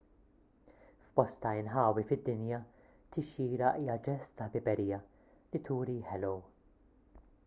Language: Maltese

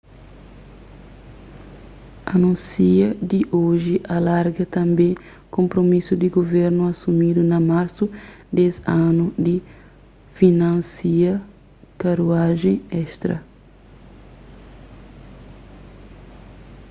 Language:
Kabuverdianu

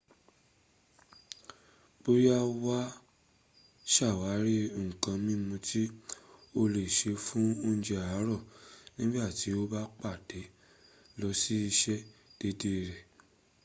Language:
Yoruba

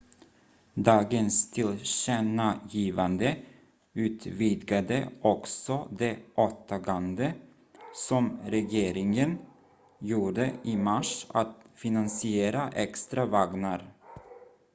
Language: Swedish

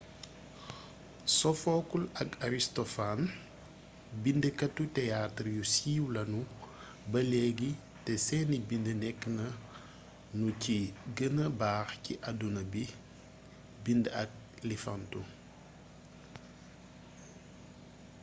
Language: Wolof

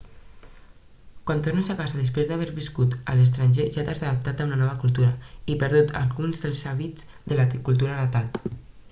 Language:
Catalan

